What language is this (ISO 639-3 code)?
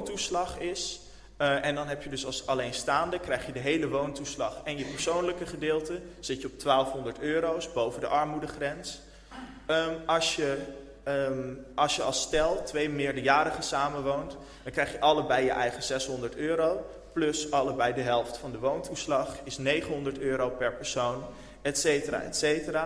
nld